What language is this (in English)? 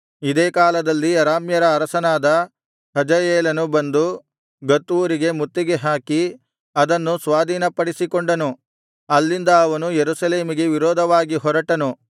Kannada